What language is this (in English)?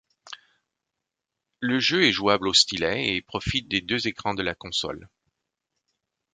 French